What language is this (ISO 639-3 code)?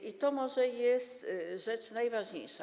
pol